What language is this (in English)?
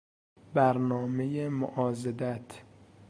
Persian